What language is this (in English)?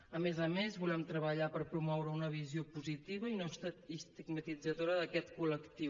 Catalan